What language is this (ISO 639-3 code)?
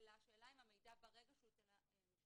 heb